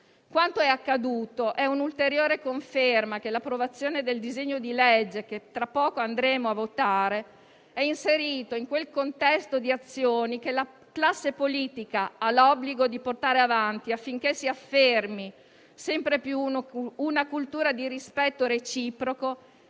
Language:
Italian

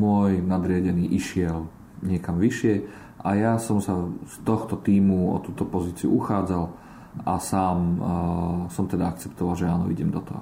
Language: Slovak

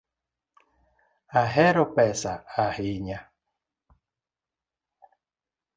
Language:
Luo (Kenya and Tanzania)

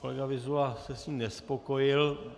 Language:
Czech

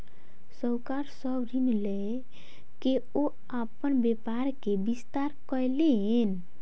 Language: Maithili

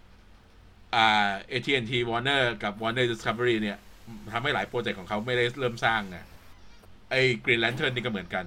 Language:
Thai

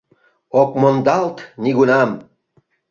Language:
Mari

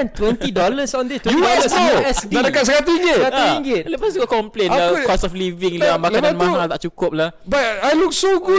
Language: Malay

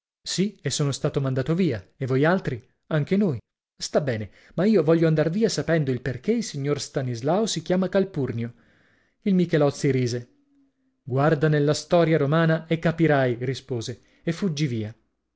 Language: Italian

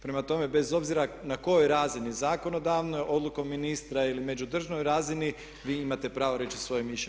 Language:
Croatian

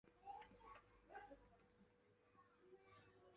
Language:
Chinese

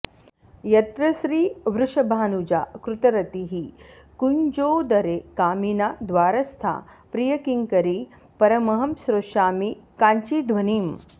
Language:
Sanskrit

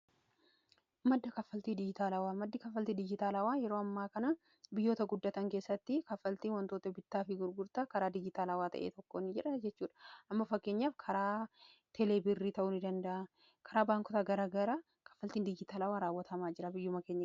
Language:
Oromo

